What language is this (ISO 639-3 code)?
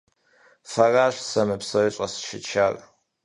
kbd